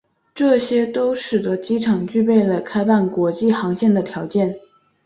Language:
Chinese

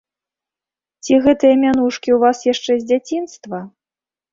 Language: Belarusian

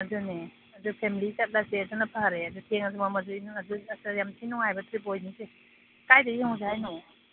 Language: Manipuri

